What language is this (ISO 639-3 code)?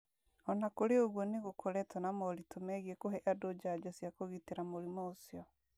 kik